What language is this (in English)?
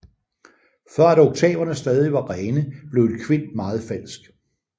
Danish